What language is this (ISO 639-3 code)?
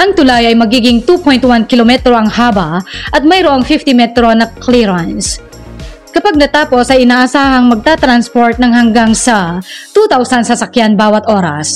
fil